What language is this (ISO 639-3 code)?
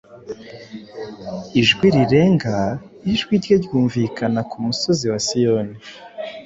kin